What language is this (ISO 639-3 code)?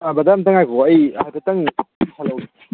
mni